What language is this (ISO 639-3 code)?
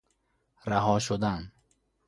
fas